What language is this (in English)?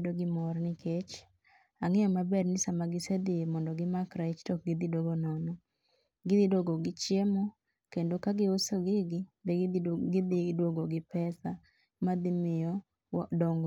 Luo (Kenya and Tanzania)